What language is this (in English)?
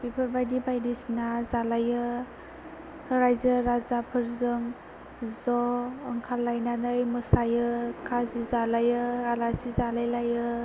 Bodo